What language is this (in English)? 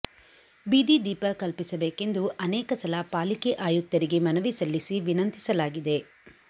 Kannada